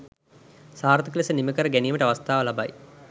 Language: Sinhala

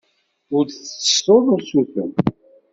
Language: Kabyle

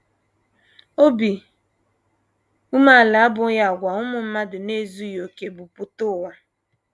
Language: Igbo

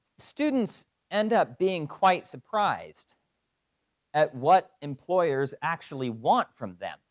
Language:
English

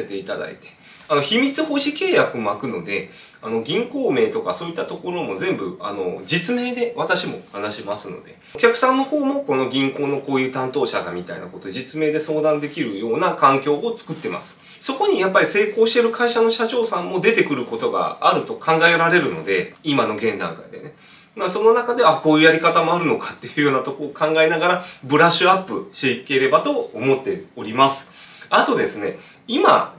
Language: Japanese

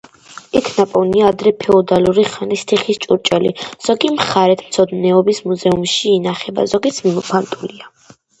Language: Georgian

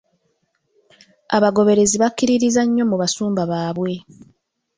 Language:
Ganda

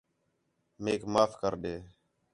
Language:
Khetrani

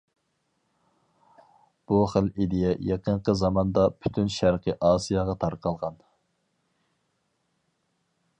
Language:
Uyghur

